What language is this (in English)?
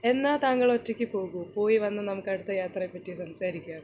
Malayalam